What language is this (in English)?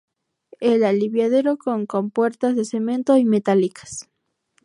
Spanish